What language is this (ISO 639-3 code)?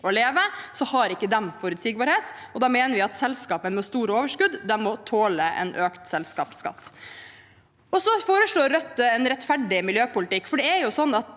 nor